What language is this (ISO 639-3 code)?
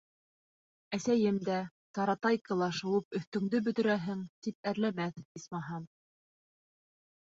bak